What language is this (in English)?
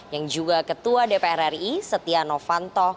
Indonesian